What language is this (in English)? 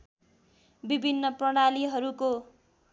Nepali